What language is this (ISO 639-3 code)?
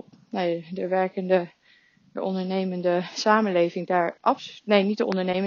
nld